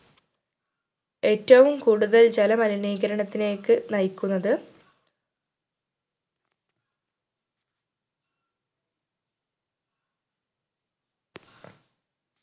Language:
Malayalam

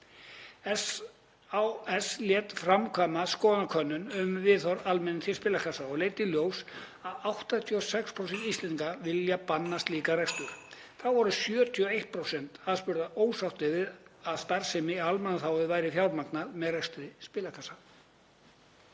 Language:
Icelandic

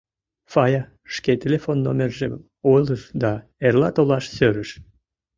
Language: Mari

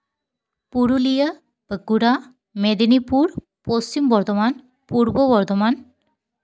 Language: Santali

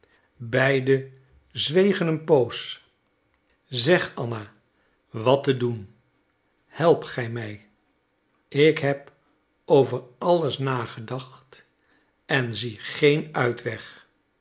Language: Dutch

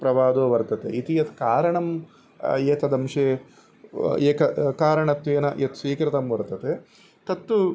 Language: Sanskrit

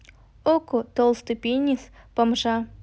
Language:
Russian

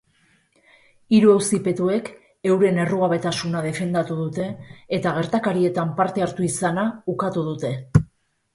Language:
Basque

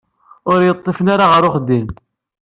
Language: Kabyle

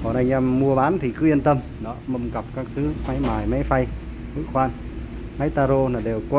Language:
Vietnamese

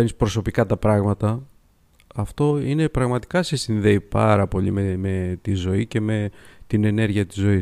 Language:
Greek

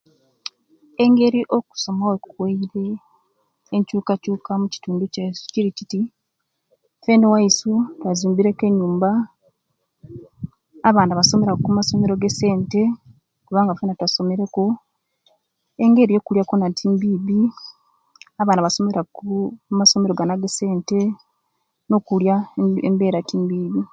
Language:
Kenyi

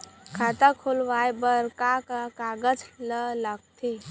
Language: Chhattisgarhi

